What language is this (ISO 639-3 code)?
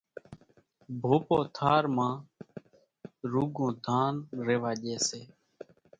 gjk